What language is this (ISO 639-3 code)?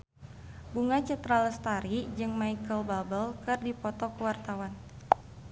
sun